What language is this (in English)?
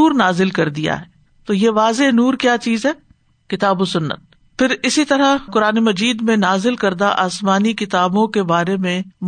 Urdu